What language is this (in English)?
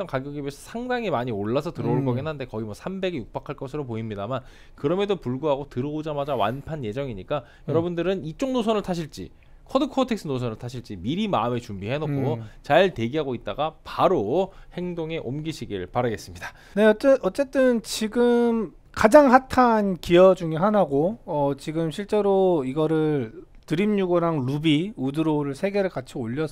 Korean